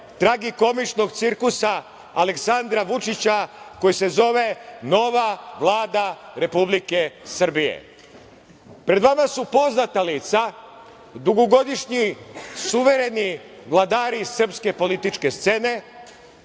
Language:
Serbian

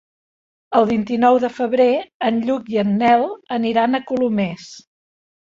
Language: Catalan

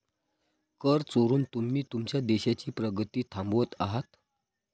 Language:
Marathi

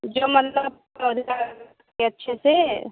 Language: Hindi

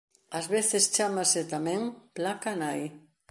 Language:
Galician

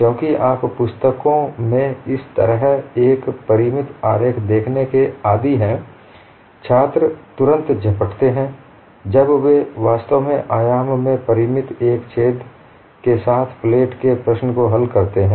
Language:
Hindi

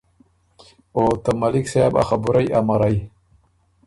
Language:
Ormuri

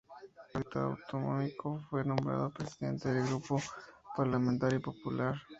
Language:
Spanish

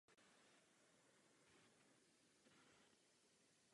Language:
Czech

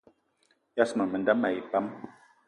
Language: Eton (Cameroon)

